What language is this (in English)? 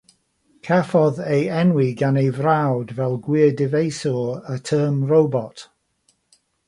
Welsh